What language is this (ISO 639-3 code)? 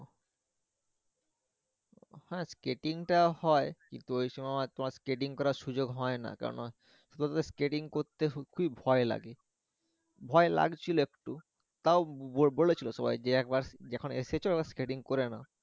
ben